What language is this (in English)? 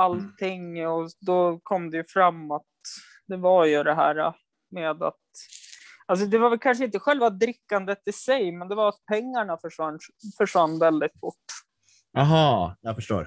Swedish